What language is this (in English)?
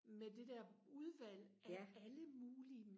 Danish